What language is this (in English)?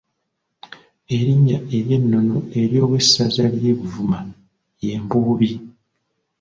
Ganda